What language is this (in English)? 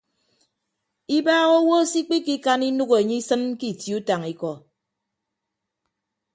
Ibibio